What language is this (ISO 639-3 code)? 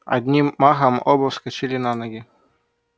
rus